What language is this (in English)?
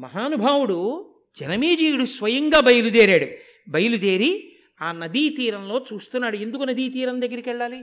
Telugu